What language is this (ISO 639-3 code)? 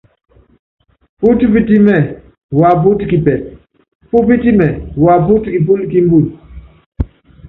yav